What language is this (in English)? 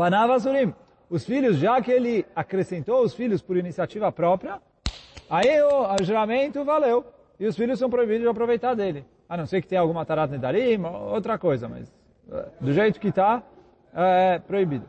Portuguese